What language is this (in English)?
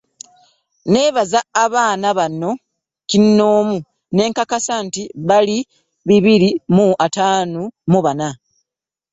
Ganda